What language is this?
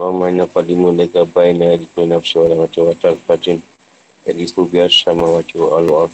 Malay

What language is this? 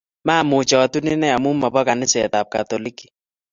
Kalenjin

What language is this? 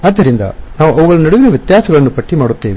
Kannada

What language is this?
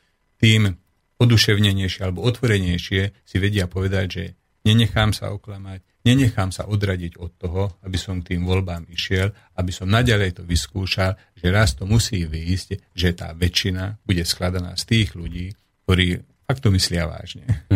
Slovak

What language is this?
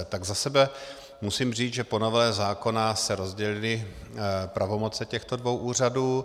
Czech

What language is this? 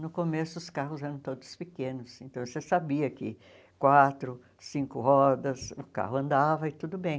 Portuguese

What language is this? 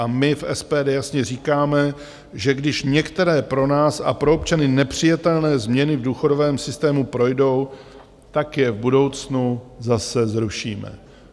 Czech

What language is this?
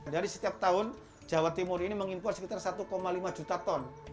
Indonesian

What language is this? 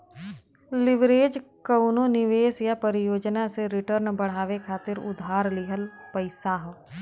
Bhojpuri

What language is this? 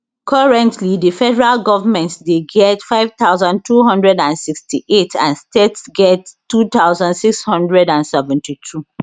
Nigerian Pidgin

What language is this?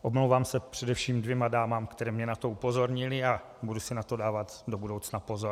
Czech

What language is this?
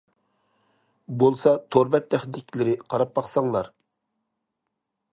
Uyghur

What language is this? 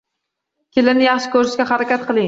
Uzbek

